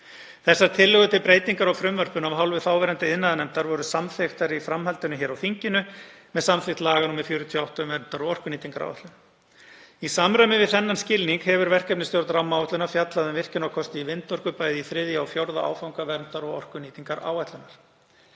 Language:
Icelandic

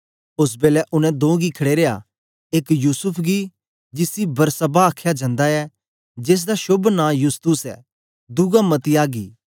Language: Dogri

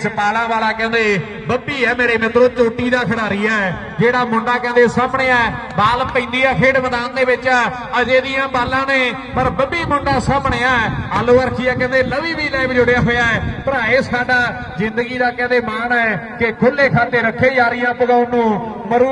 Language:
Punjabi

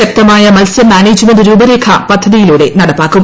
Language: Malayalam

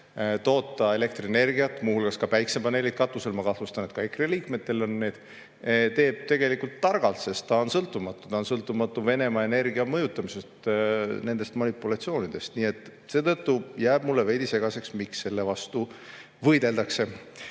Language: Estonian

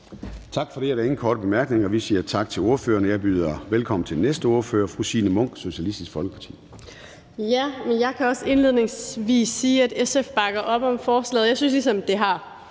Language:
Danish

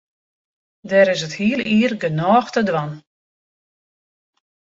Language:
Western Frisian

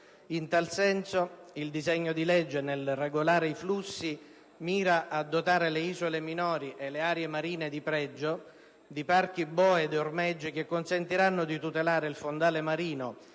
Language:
Italian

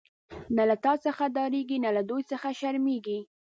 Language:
Pashto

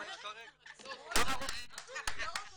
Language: Hebrew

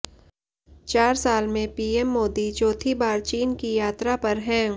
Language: Hindi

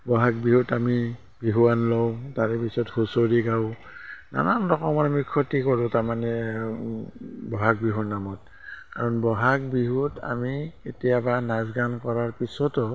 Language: Assamese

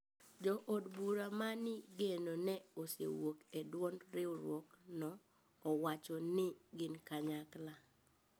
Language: Luo (Kenya and Tanzania)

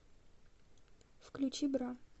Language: Russian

